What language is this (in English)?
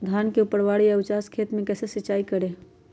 Magahi